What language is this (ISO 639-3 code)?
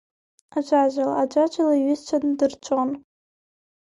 abk